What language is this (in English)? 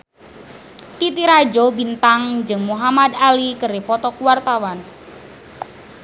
Sundanese